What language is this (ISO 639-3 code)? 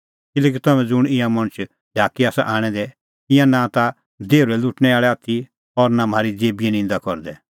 kfx